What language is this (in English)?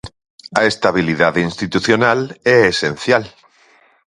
Galician